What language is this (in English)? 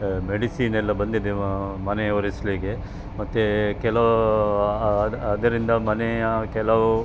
Kannada